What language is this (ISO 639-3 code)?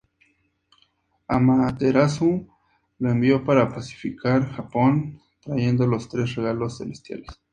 spa